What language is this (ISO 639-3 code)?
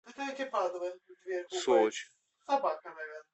rus